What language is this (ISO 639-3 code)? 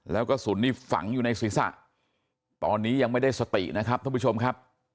tha